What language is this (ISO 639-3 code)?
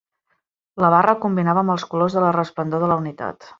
cat